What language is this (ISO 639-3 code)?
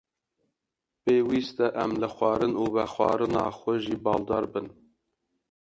kur